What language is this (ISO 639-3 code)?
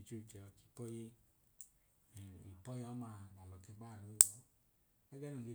idu